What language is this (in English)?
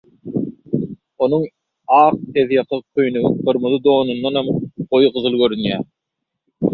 Turkmen